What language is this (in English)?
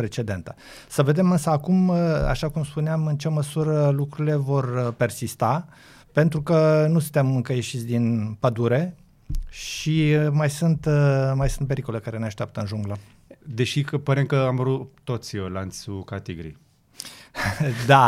Romanian